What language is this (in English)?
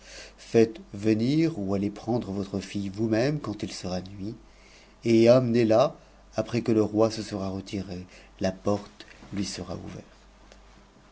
French